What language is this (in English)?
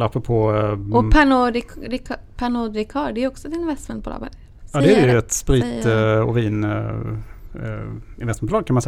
Swedish